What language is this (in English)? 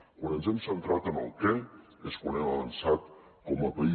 Catalan